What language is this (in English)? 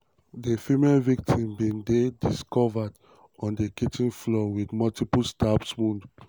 Nigerian Pidgin